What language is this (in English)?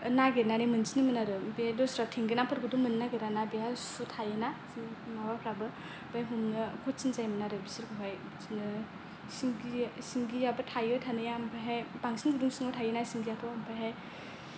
Bodo